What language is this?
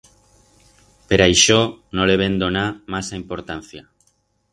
Aragonese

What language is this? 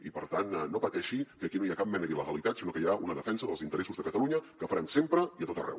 Catalan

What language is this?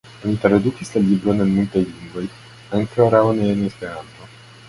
Esperanto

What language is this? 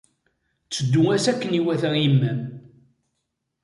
Kabyle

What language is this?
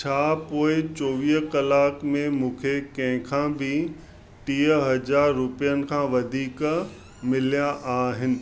Sindhi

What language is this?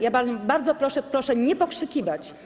Polish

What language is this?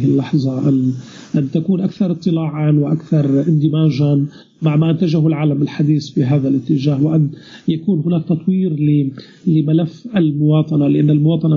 Arabic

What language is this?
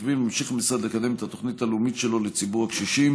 Hebrew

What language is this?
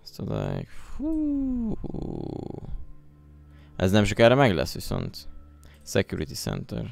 Hungarian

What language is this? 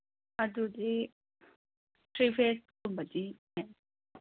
Manipuri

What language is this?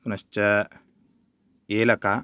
Sanskrit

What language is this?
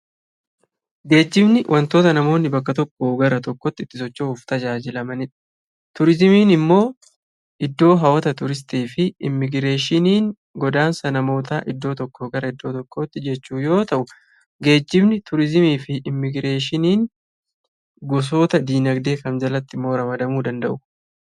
Oromo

